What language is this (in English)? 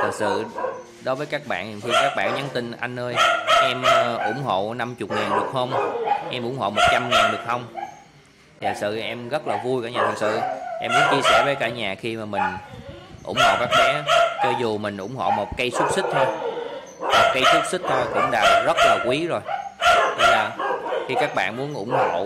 Vietnamese